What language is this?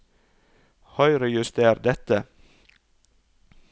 Norwegian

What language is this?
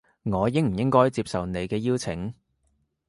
Cantonese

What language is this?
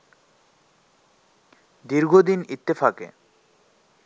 Bangla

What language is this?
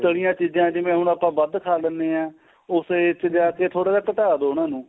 Punjabi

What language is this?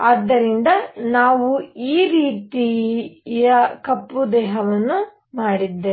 Kannada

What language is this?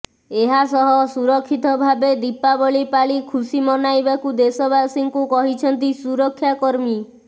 Odia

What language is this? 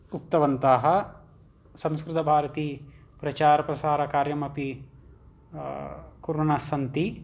Sanskrit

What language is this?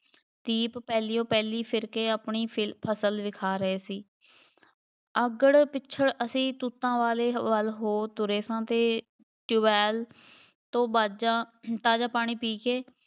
Punjabi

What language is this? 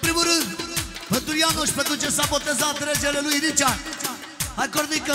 Romanian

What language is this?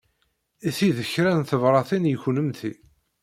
Kabyle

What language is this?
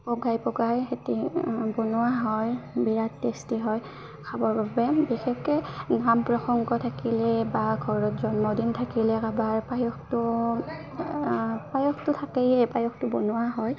Assamese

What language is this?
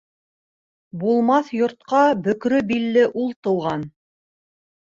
Bashkir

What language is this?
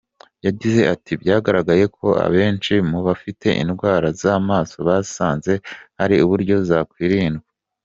Kinyarwanda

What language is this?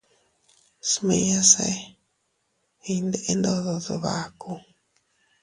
Teutila Cuicatec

